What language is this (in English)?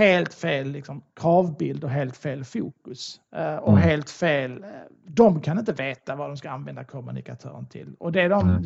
Swedish